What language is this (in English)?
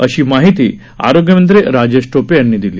Marathi